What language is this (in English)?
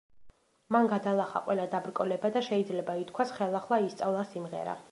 Georgian